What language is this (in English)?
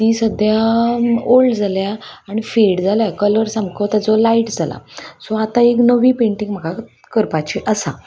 Konkani